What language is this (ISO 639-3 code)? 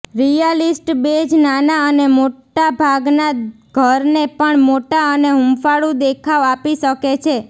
guj